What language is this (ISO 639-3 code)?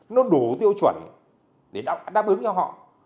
vie